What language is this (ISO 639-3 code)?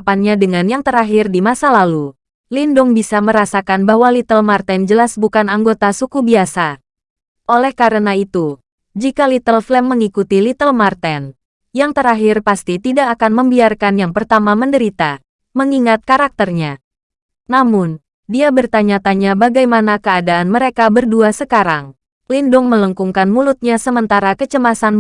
ind